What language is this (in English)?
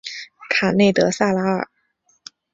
Chinese